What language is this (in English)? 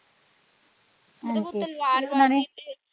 Punjabi